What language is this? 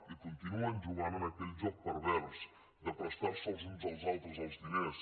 Catalan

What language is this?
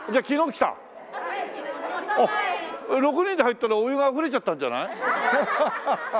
Japanese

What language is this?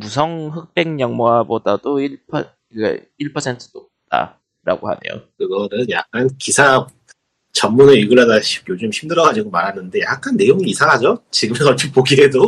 Korean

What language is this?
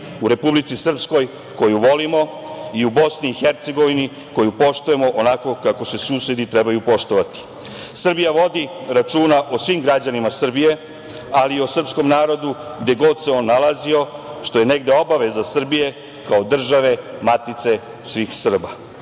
Serbian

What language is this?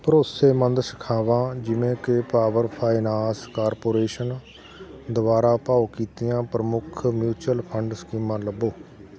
Punjabi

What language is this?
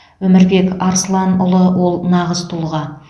Kazakh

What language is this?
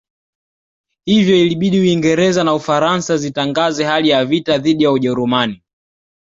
Swahili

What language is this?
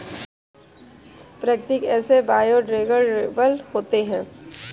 Hindi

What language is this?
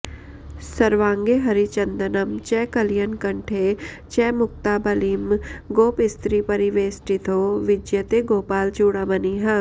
Sanskrit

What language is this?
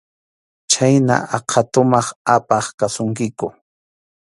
Arequipa-La Unión Quechua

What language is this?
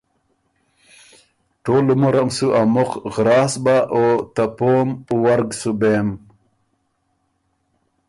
Ormuri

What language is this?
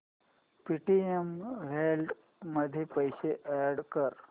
Marathi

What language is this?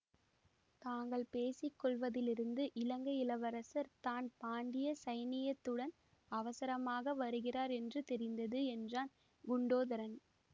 Tamil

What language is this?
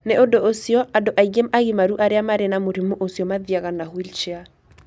Kikuyu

